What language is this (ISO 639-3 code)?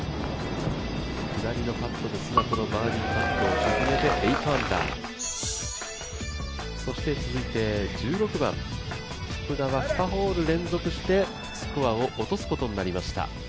jpn